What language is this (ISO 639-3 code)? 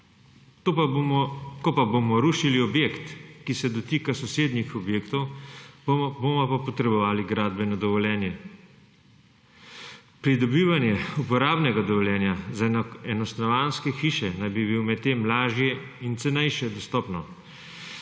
slv